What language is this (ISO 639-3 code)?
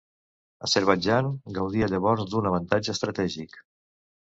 cat